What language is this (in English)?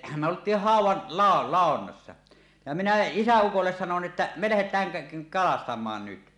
Finnish